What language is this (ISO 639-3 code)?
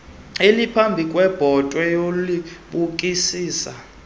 xho